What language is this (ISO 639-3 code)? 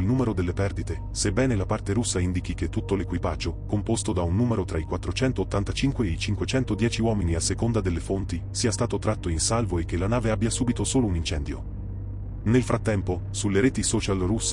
ita